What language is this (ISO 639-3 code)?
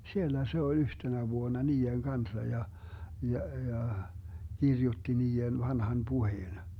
fin